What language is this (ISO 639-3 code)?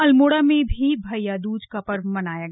hin